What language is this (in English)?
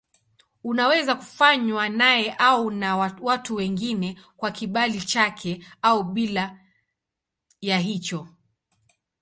Swahili